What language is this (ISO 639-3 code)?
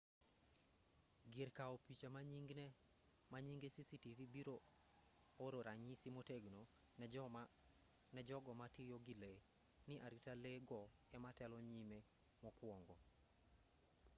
luo